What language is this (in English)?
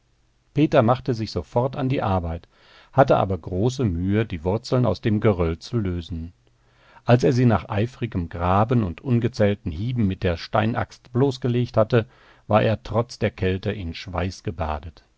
German